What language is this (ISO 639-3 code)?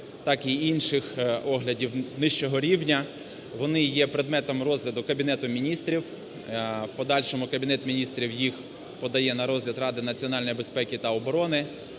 ukr